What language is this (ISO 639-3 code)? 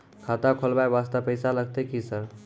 mai